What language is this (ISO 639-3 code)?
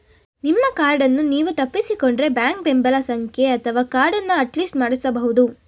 kan